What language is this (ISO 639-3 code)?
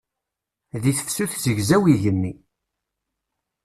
kab